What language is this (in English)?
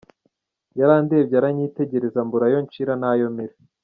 Kinyarwanda